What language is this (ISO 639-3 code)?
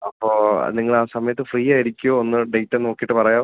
mal